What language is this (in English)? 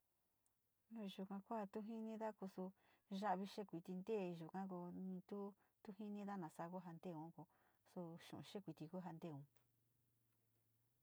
Sinicahua Mixtec